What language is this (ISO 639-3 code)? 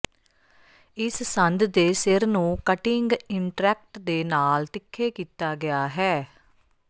pan